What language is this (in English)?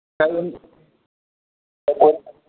Manipuri